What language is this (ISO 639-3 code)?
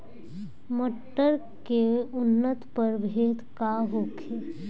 bho